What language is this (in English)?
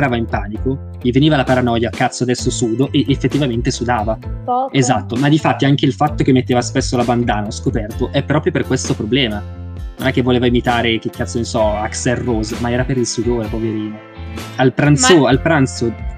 Italian